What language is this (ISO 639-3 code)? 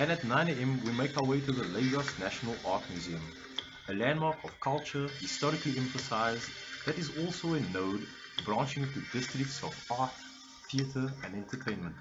eng